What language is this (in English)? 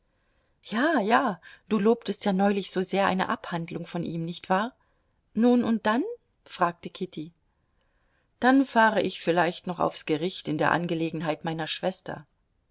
German